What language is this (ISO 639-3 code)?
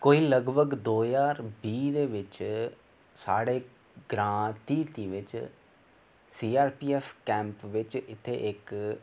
doi